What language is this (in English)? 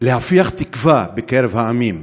Hebrew